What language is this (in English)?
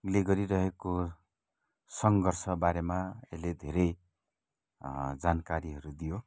Nepali